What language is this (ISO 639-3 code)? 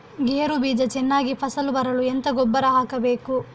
kan